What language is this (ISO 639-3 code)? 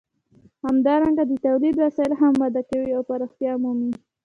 pus